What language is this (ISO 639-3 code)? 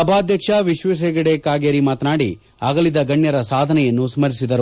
kan